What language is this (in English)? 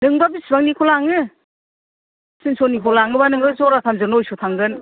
Bodo